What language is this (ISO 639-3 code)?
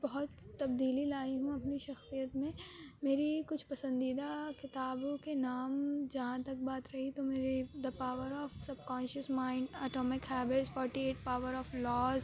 urd